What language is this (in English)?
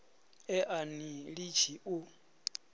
Venda